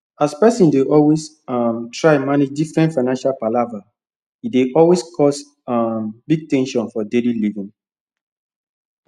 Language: Nigerian Pidgin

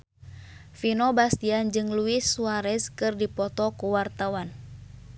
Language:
Sundanese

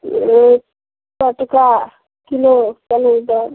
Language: Maithili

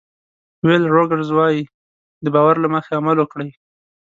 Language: Pashto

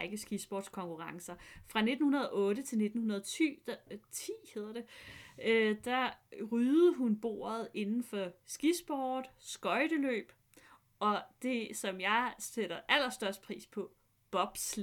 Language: Danish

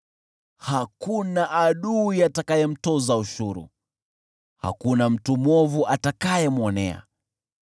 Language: Swahili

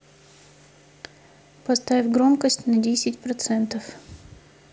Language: Russian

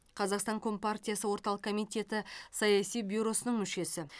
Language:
Kazakh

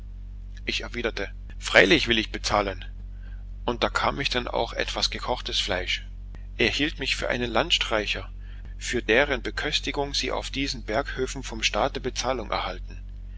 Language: German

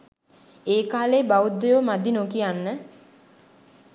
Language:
Sinhala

